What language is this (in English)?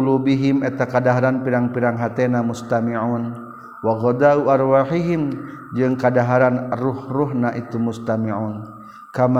Malay